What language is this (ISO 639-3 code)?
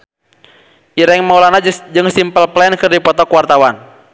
sun